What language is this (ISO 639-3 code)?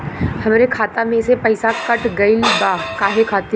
bho